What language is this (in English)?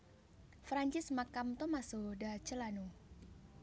Javanese